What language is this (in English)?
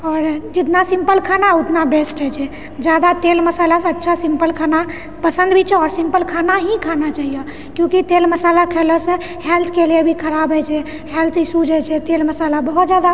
Maithili